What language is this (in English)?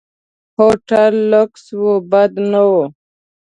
Pashto